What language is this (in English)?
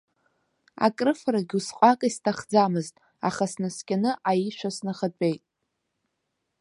Abkhazian